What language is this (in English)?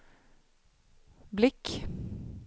Swedish